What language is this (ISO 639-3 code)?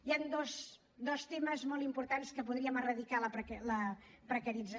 cat